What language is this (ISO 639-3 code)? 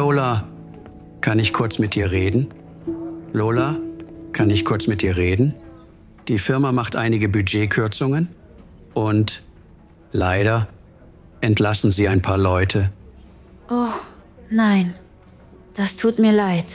deu